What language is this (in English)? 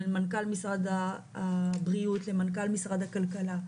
Hebrew